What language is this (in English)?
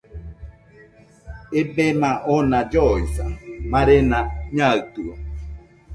Nüpode Huitoto